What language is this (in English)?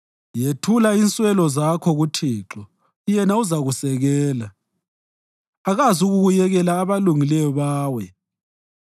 North Ndebele